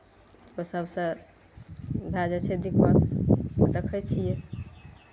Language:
Maithili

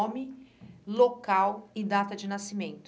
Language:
Portuguese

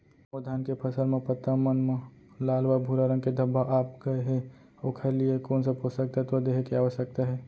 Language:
Chhattisgarhi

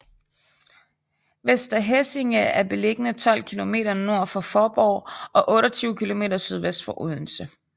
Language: Danish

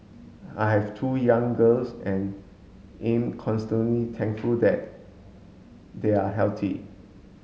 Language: English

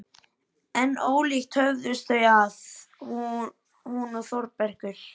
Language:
Icelandic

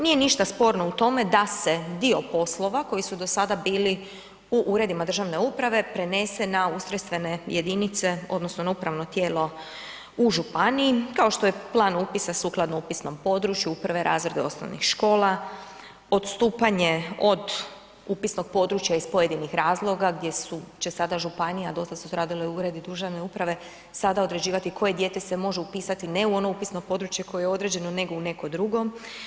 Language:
Croatian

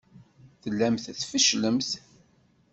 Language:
Kabyle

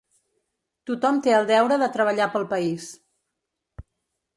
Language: Catalan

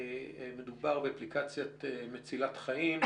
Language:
Hebrew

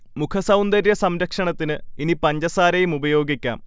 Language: Malayalam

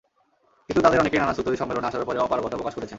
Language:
Bangla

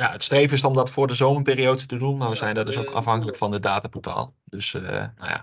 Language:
Dutch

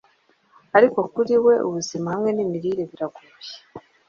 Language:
Kinyarwanda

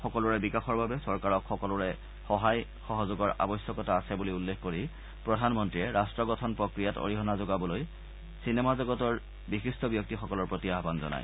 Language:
Assamese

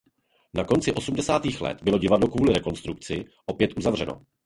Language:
Czech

